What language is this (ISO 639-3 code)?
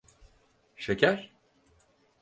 tur